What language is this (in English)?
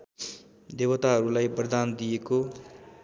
Nepali